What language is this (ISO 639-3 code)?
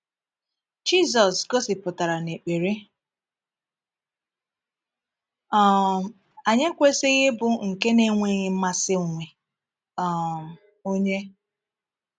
ibo